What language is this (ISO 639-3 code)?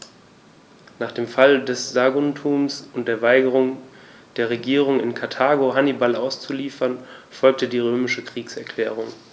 deu